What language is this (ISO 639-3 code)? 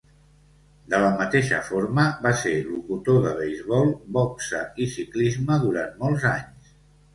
cat